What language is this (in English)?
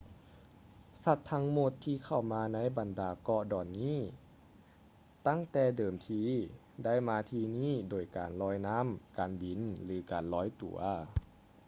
Lao